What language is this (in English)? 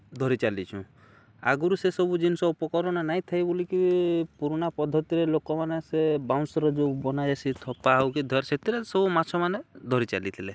Odia